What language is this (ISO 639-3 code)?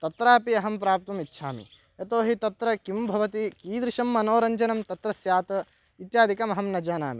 san